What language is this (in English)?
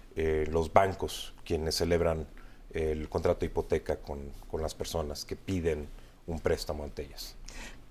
Spanish